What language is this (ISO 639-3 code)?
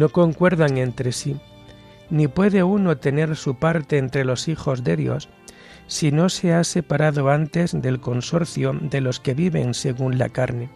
spa